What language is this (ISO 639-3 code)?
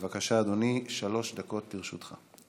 heb